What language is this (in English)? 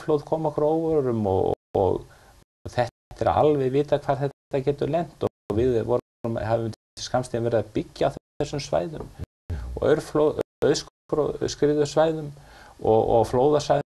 Finnish